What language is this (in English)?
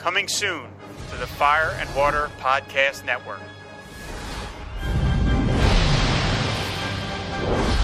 English